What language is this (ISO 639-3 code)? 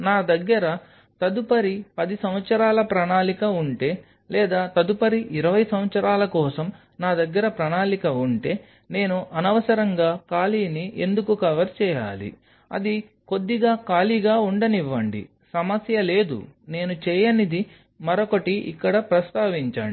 tel